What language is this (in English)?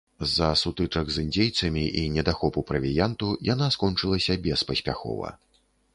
Belarusian